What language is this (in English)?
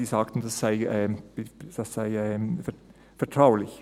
Swiss German